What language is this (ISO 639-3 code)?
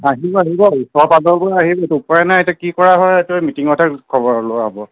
asm